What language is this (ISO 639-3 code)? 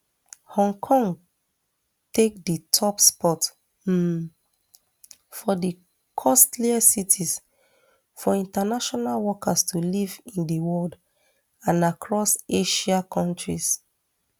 pcm